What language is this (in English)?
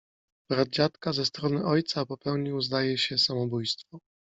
Polish